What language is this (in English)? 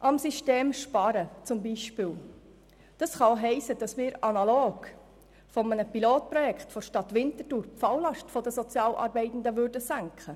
Swiss German